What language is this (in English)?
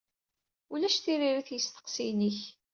Kabyle